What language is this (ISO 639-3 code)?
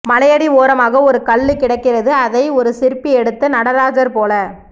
tam